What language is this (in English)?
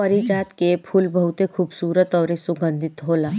Bhojpuri